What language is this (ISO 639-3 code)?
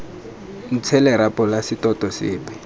tsn